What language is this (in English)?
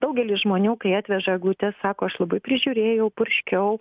Lithuanian